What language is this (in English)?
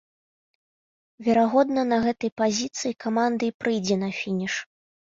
Belarusian